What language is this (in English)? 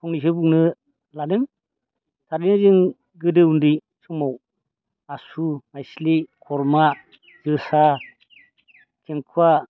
Bodo